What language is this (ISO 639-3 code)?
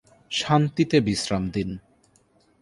ben